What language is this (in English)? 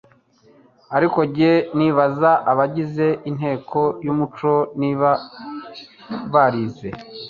Kinyarwanda